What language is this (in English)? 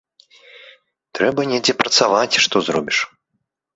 Belarusian